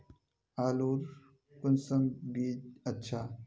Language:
Magahi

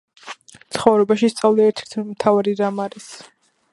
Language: Georgian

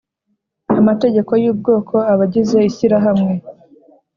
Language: Kinyarwanda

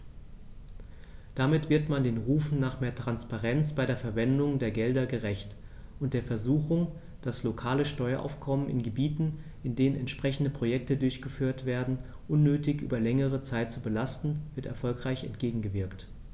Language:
German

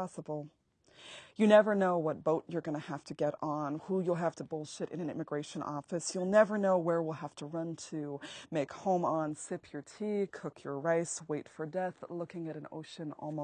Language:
English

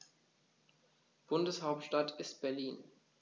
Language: German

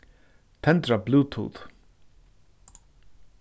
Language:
Faroese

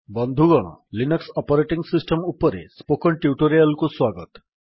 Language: Odia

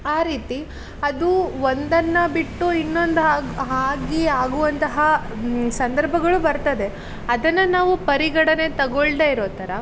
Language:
Kannada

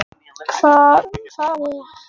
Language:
Icelandic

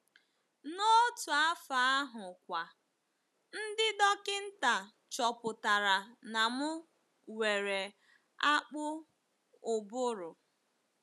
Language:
Igbo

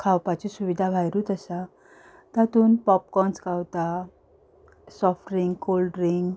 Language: Konkani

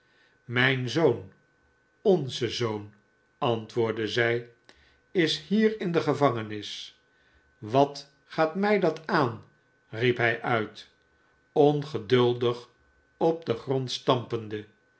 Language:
Dutch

